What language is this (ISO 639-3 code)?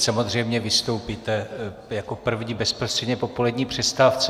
ces